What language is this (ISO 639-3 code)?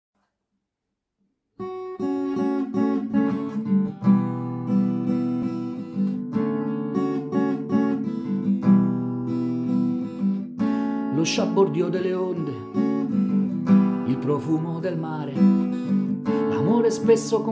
ita